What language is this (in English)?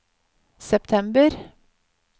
Norwegian